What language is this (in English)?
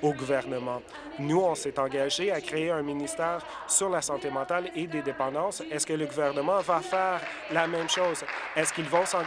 French